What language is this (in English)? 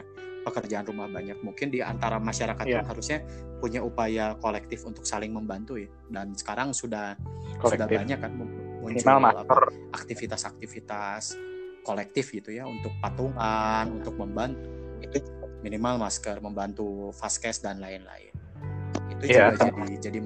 Indonesian